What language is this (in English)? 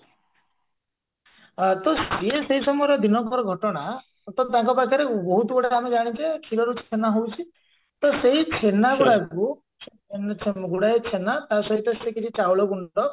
Odia